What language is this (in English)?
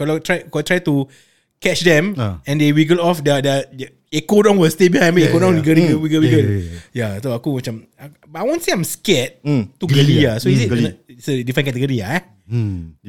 Malay